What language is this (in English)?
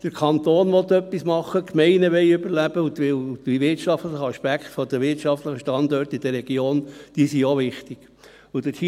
Swiss German